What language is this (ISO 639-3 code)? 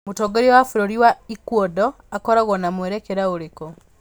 kik